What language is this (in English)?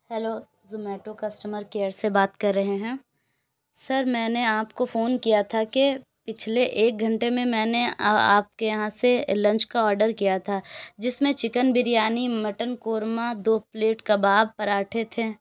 Urdu